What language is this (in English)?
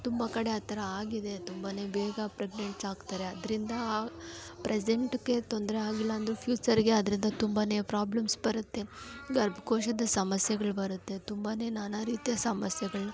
Kannada